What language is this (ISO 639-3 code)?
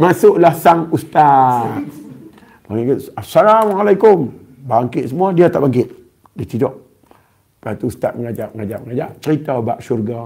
msa